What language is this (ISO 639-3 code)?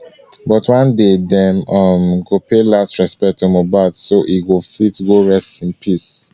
pcm